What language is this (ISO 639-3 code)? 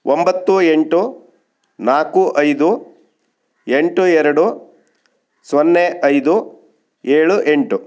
kan